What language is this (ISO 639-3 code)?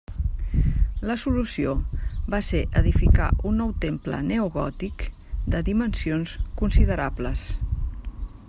cat